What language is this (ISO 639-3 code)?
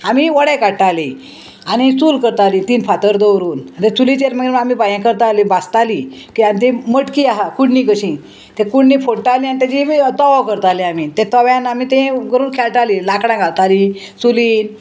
kok